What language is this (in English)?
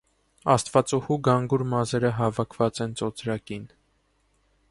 Armenian